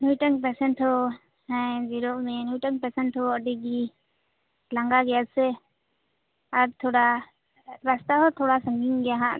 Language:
Santali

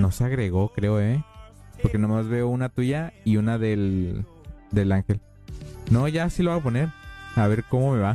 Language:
Spanish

